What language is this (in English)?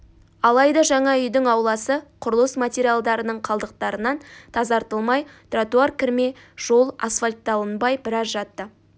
Kazakh